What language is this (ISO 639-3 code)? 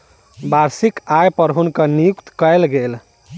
mai